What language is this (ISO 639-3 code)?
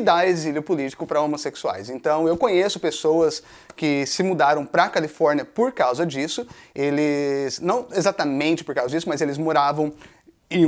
por